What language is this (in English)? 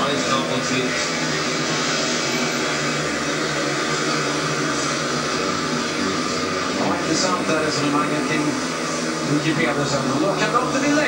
Swedish